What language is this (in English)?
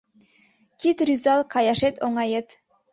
Mari